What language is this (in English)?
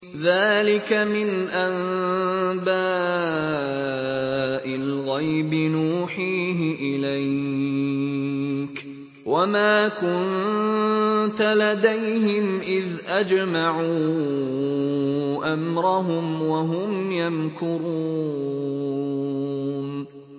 Arabic